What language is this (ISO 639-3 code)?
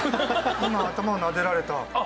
jpn